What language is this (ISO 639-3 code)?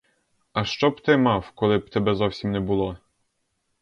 ukr